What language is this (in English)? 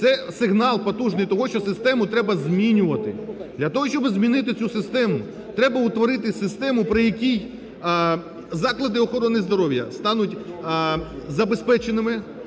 Ukrainian